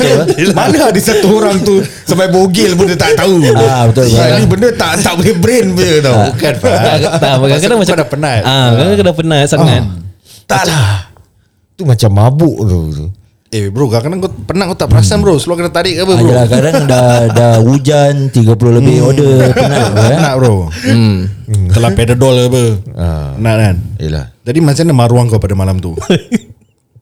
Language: Malay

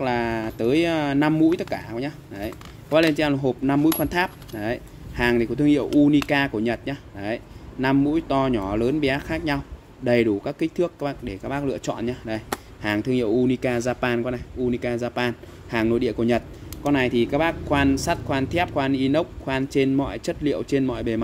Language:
Vietnamese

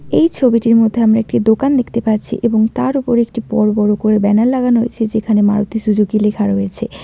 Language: Bangla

